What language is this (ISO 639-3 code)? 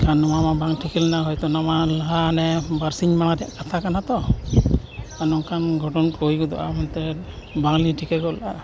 sat